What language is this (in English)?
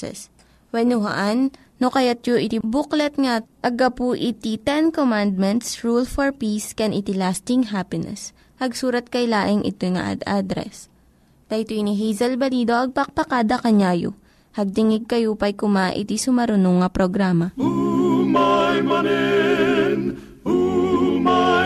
Filipino